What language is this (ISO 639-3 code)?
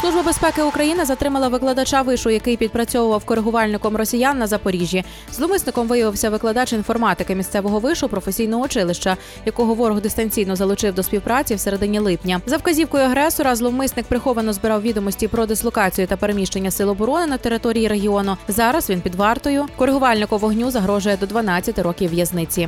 ukr